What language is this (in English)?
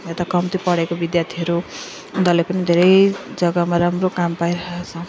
Nepali